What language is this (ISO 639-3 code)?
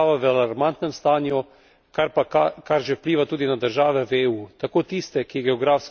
slv